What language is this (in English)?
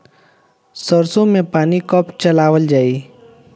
Bhojpuri